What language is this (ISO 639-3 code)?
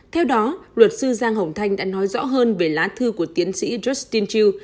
vie